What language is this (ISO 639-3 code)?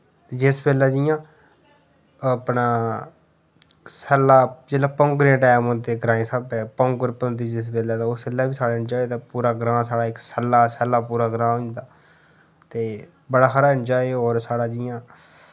doi